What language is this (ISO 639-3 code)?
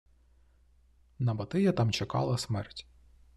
ukr